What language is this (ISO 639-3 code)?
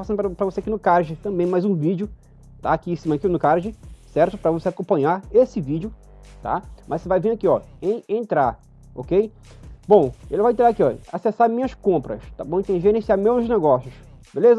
por